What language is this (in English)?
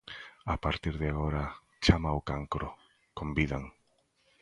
Galician